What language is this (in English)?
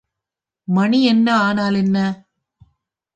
Tamil